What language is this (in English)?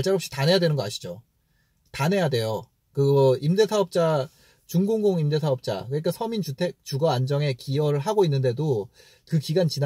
Korean